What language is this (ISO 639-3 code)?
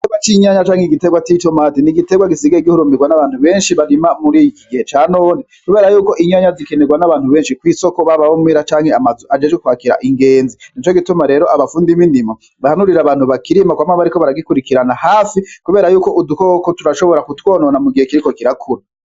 run